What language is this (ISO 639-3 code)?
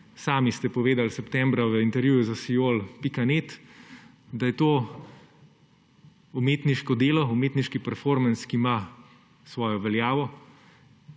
slv